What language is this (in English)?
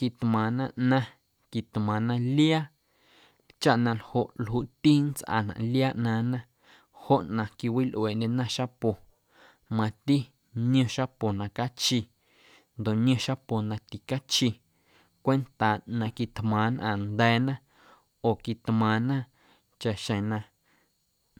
Guerrero Amuzgo